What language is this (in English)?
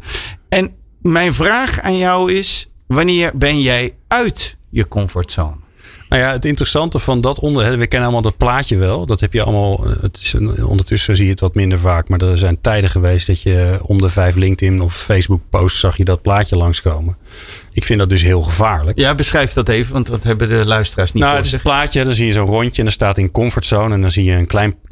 Dutch